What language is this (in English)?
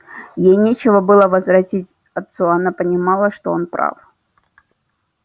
Russian